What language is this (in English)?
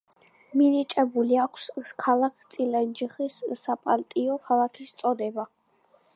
Georgian